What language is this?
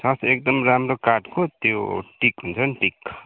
Nepali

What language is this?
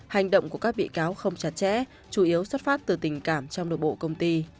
Vietnamese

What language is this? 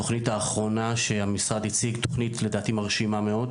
Hebrew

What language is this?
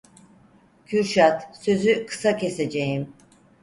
Turkish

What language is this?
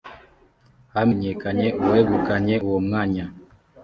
Kinyarwanda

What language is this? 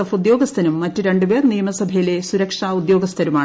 Malayalam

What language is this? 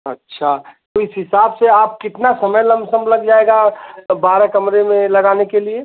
Hindi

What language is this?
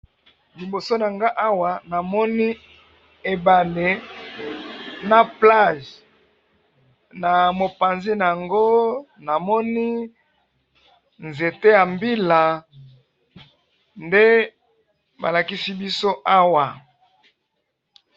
Lingala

